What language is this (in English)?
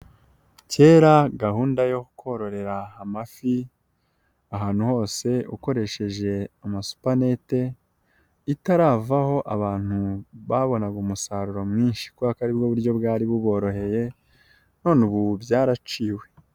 Kinyarwanda